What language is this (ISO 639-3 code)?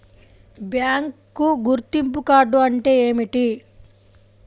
tel